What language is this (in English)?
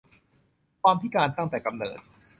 Thai